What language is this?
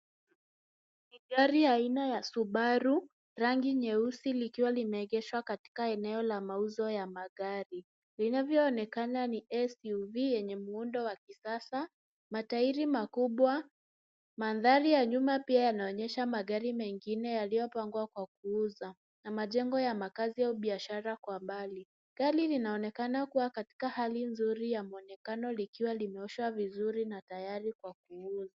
Swahili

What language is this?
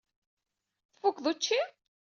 Kabyle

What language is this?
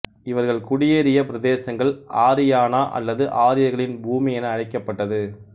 Tamil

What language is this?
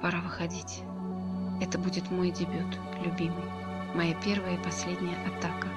Russian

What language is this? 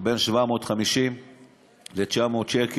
Hebrew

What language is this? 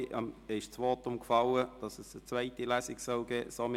Swiss German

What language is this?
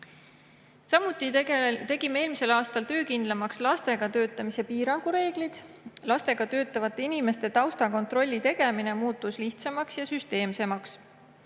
Estonian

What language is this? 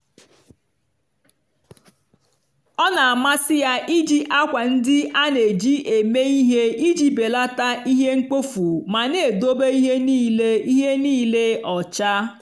Igbo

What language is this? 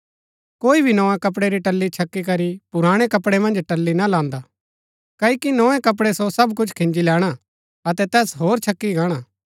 Gaddi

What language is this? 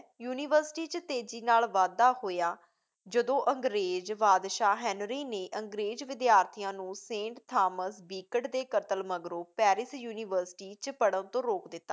Punjabi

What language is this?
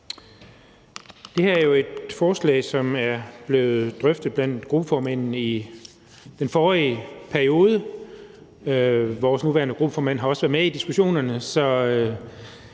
Danish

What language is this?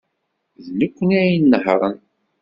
Kabyle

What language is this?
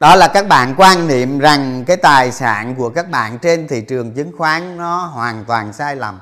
Vietnamese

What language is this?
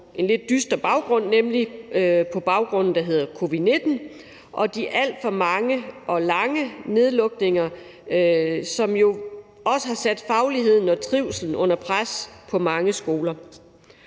Danish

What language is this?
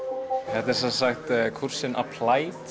Icelandic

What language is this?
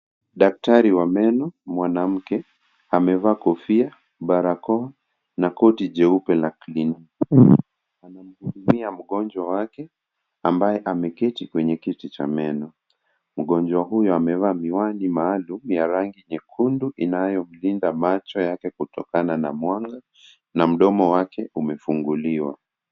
Swahili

